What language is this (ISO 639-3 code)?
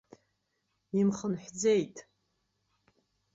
abk